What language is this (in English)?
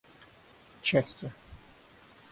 Russian